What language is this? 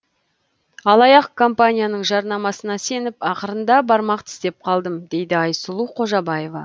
Kazakh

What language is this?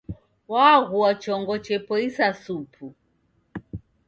Taita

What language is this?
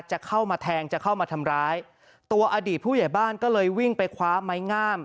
Thai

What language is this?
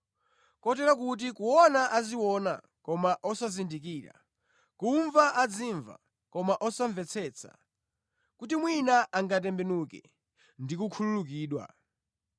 Nyanja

